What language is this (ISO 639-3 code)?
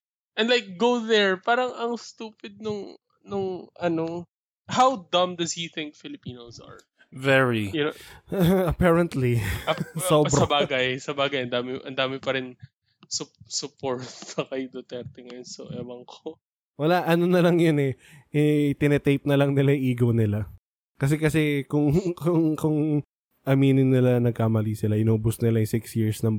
fil